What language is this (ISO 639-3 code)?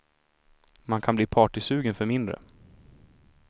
swe